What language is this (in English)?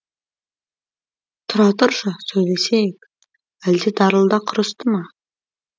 Kazakh